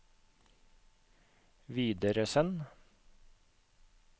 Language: Norwegian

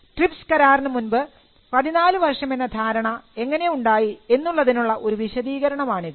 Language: Malayalam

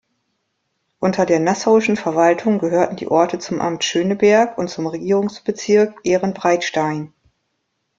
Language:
German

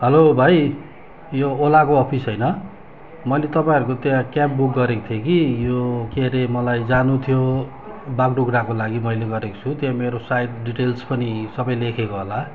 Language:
Nepali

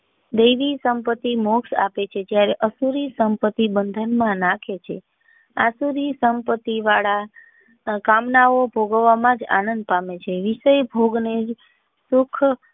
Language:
Gujarati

